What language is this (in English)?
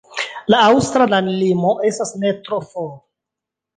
Esperanto